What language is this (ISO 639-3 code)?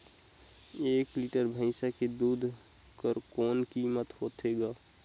hne